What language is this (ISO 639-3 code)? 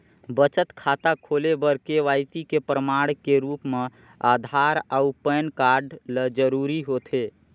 hne